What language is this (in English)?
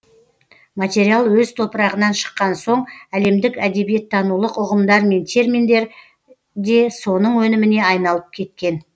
Kazakh